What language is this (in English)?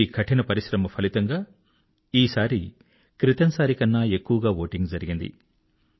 Telugu